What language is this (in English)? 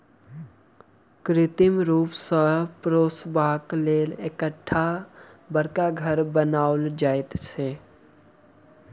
Maithili